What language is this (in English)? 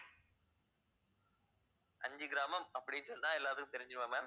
Tamil